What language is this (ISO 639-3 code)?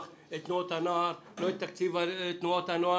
heb